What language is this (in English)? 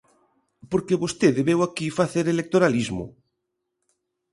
Galician